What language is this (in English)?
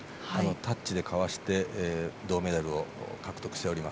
Japanese